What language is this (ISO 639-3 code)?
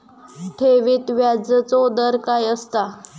mar